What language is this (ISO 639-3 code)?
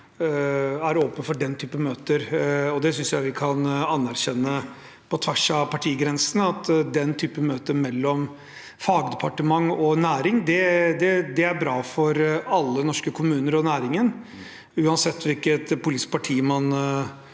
nor